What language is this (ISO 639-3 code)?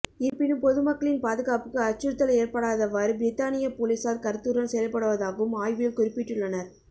tam